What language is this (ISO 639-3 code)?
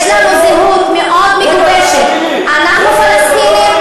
heb